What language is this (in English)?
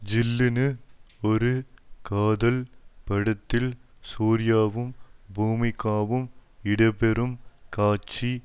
Tamil